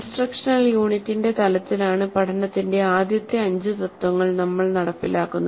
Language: Malayalam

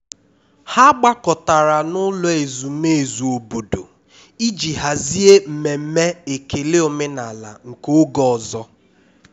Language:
Igbo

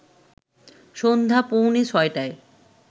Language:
Bangla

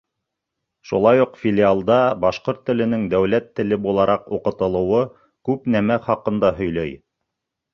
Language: Bashkir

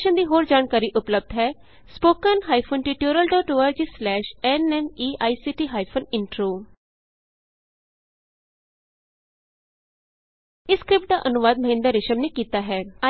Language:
Punjabi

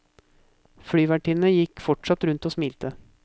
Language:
Norwegian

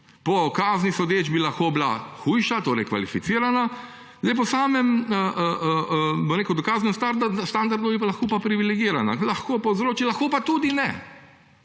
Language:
Slovenian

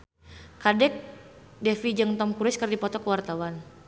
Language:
Sundanese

